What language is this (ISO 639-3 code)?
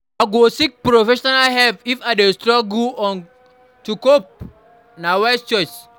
pcm